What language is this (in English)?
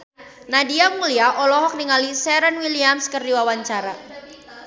Sundanese